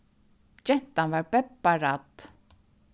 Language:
Faroese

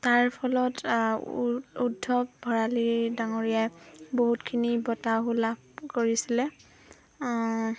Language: Assamese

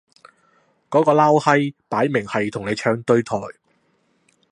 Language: Cantonese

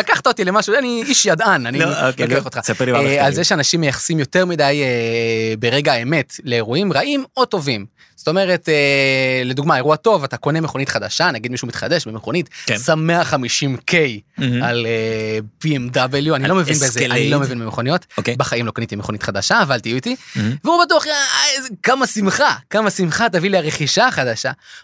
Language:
Hebrew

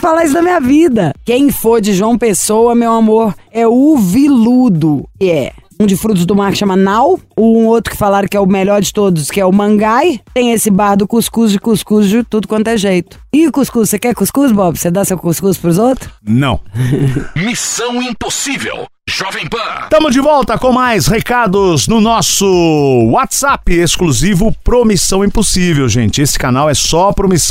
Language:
Portuguese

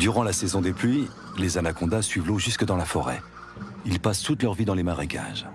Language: French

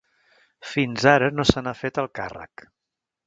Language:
Catalan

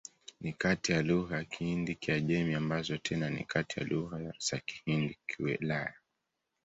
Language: Swahili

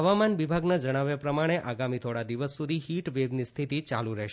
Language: Gujarati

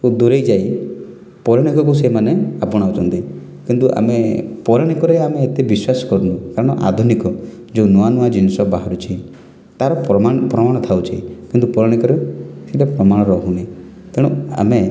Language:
Odia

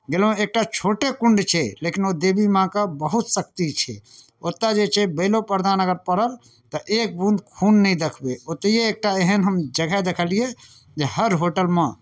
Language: Maithili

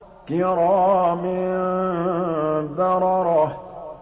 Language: Arabic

